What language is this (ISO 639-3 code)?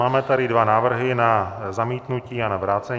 ces